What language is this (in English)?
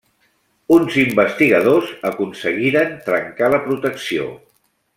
Catalan